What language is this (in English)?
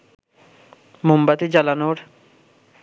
Bangla